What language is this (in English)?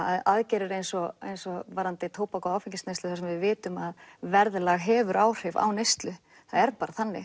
Icelandic